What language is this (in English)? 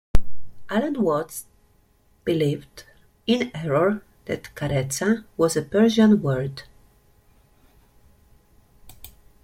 English